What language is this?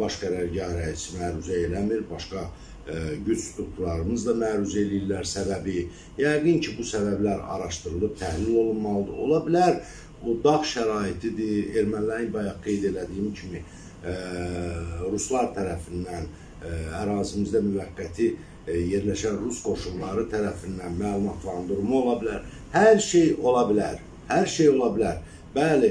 Turkish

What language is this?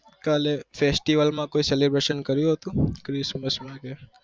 Gujarati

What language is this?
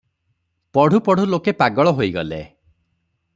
Odia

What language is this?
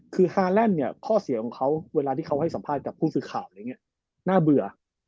Thai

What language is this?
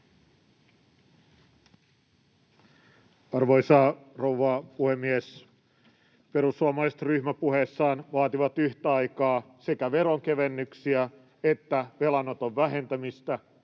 Finnish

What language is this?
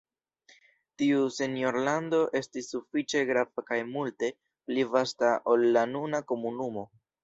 Esperanto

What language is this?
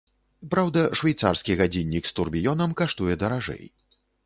Belarusian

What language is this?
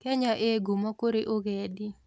Kikuyu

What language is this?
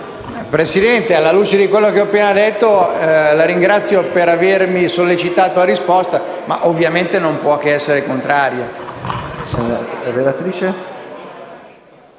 Italian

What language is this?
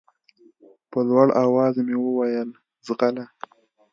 Pashto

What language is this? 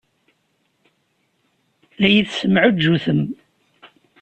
Kabyle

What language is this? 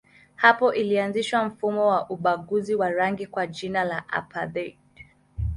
Swahili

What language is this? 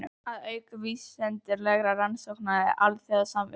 Icelandic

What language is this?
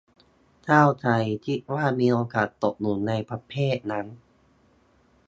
Thai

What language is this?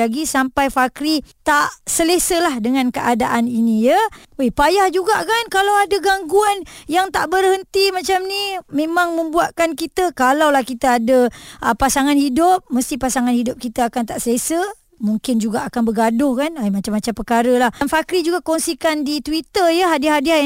Malay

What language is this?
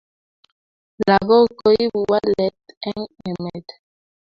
Kalenjin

